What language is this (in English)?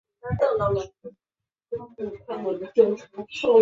Chinese